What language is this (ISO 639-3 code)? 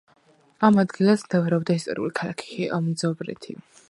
kat